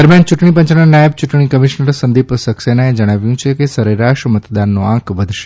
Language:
Gujarati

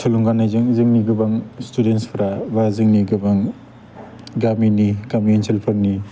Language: Bodo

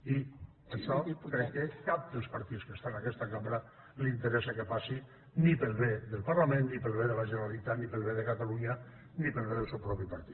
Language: Catalan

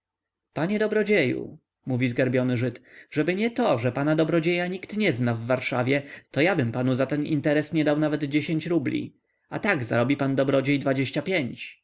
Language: Polish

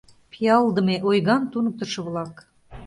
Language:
Mari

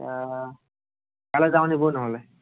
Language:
Assamese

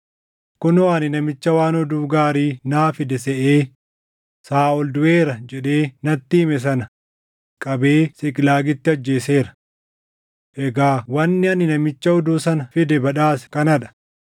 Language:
Oromo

